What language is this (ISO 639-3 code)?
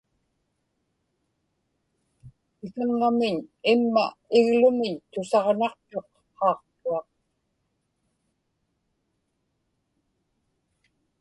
ipk